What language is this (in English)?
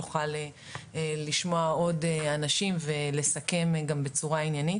Hebrew